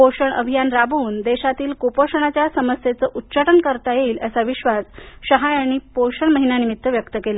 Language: Marathi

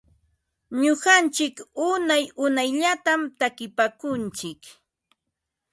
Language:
Ambo-Pasco Quechua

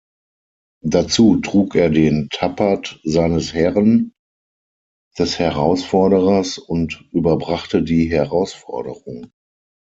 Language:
German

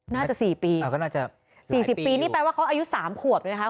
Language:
Thai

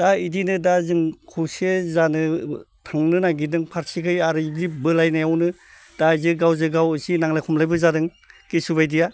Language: Bodo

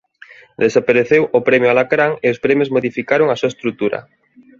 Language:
Galician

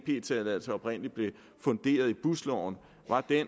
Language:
Danish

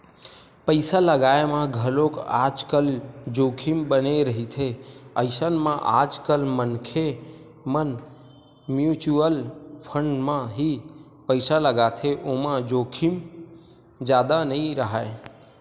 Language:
Chhattisgarhi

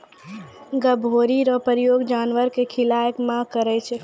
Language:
Maithili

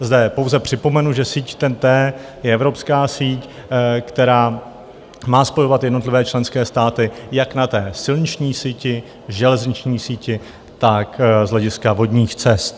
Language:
Czech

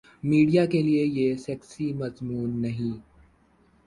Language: Urdu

